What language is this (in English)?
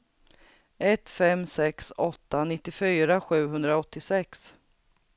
Swedish